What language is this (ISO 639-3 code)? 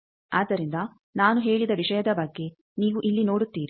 kan